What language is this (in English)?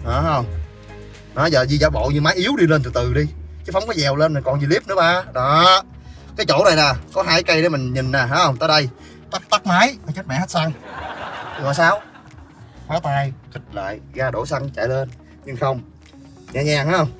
Vietnamese